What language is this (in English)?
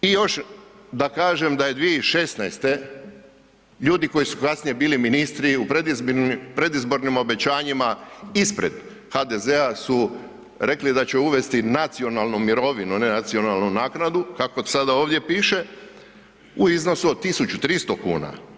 Croatian